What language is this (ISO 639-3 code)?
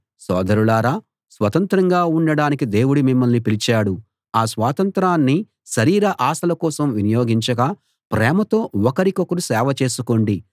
tel